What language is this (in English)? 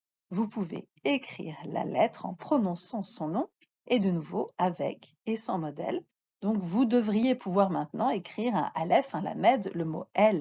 French